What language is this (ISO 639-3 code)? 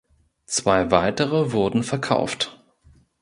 deu